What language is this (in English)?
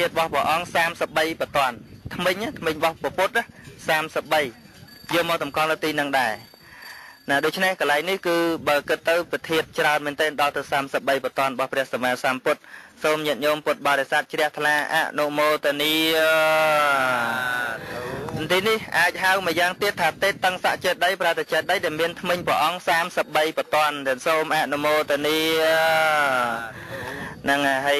Vietnamese